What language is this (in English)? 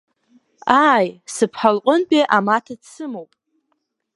Abkhazian